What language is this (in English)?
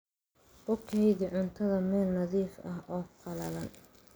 Somali